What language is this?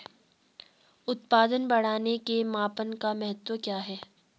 Hindi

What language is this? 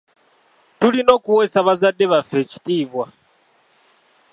Ganda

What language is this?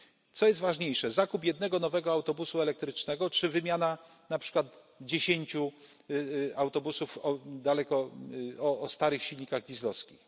Polish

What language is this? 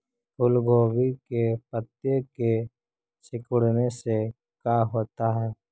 Magahi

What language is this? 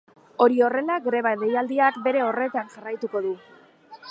Basque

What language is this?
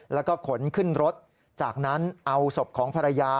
Thai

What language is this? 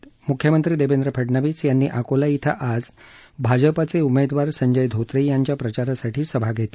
Marathi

